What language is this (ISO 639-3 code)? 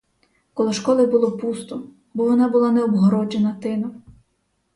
ukr